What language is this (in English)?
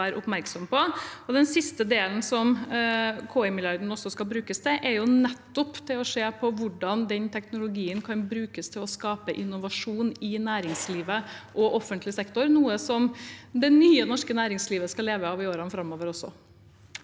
Norwegian